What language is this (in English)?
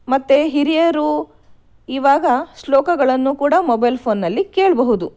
Kannada